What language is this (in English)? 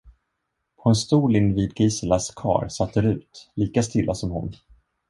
Swedish